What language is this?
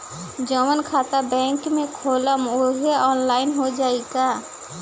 Bhojpuri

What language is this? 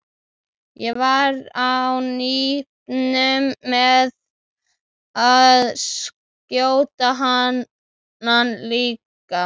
Icelandic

